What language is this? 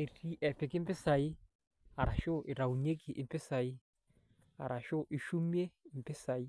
Masai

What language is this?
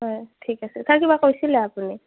Assamese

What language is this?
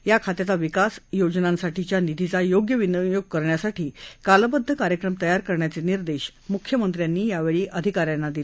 Marathi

